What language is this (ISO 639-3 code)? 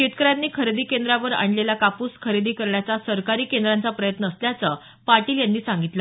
mar